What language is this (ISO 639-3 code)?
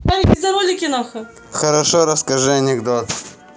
rus